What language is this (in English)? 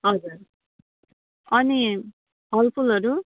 Nepali